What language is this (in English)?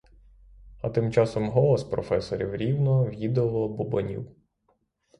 Ukrainian